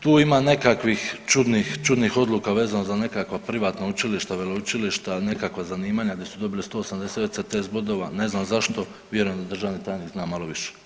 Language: Croatian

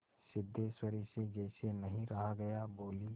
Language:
Hindi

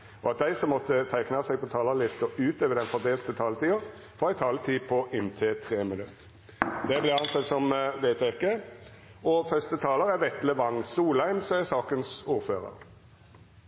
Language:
Norwegian Nynorsk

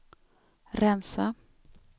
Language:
Swedish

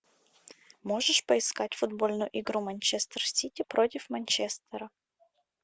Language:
Russian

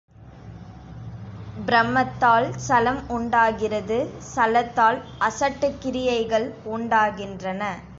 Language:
Tamil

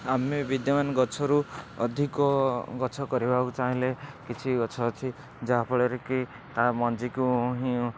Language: Odia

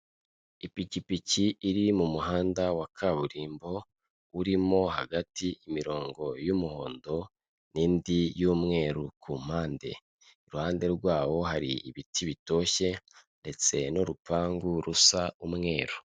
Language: Kinyarwanda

